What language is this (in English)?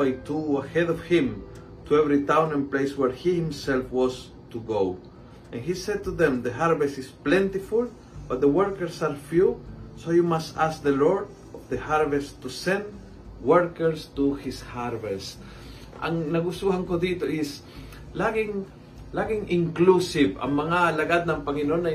Filipino